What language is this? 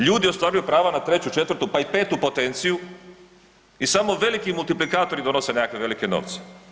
Croatian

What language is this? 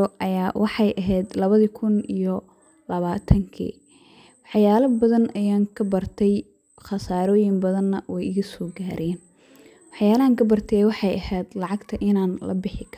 Somali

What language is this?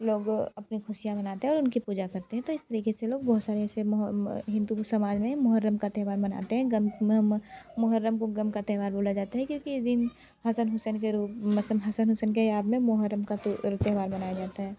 Hindi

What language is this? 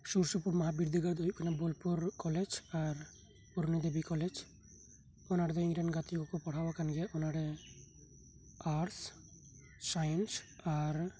Santali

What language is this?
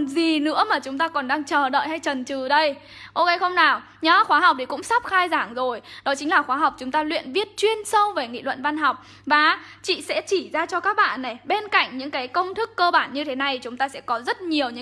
Vietnamese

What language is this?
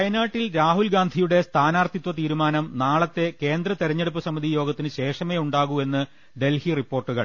Malayalam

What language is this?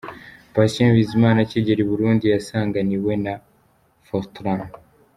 Kinyarwanda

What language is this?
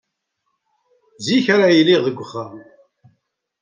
Kabyle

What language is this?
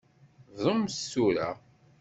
Kabyle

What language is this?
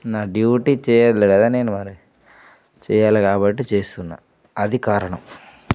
Telugu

